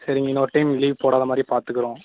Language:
Tamil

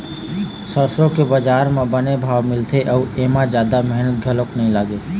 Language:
Chhattisgarhi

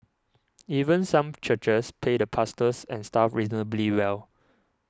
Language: English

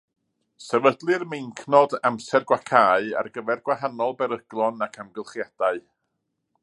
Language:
Welsh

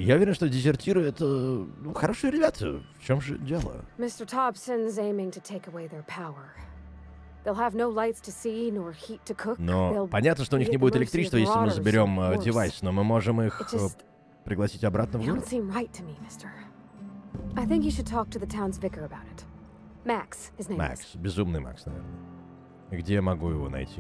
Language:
Russian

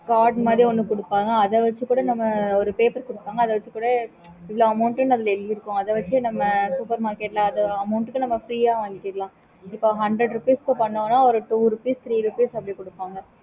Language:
Tamil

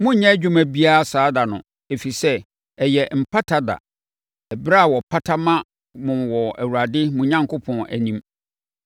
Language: Akan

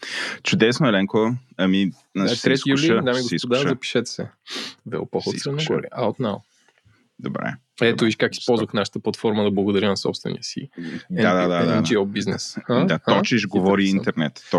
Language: Bulgarian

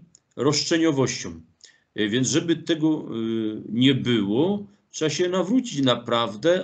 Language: Polish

